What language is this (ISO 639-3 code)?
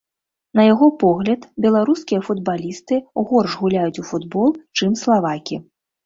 bel